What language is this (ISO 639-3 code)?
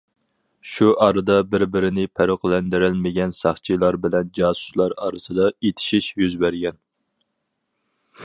uig